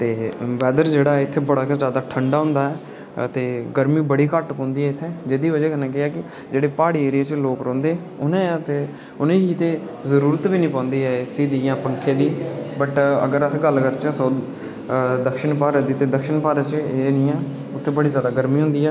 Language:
Dogri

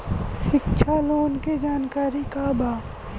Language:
Bhojpuri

